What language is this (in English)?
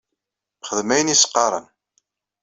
Kabyle